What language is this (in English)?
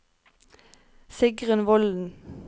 Norwegian